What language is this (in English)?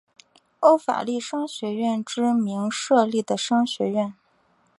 Chinese